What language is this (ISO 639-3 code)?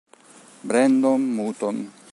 ita